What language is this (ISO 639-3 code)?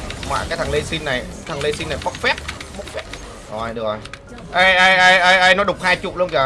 vie